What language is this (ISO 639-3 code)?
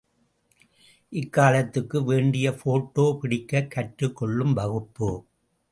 tam